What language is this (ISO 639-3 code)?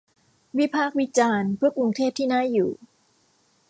tha